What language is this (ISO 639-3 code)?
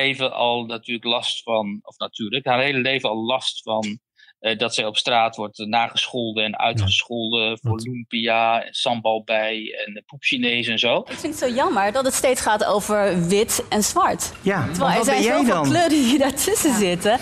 nld